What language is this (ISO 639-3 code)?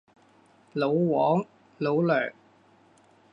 yue